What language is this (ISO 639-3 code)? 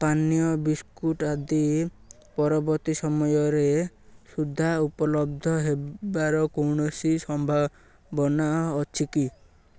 ori